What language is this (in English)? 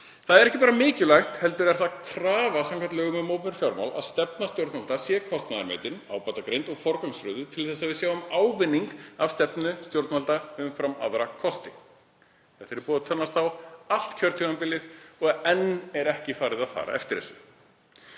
Icelandic